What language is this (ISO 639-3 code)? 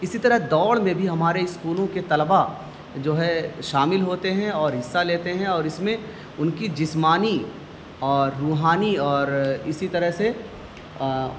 urd